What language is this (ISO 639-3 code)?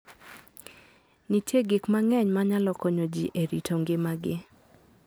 luo